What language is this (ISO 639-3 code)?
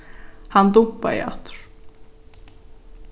fao